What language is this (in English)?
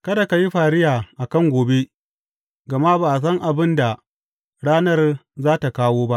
Hausa